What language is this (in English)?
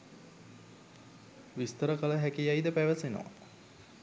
Sinhala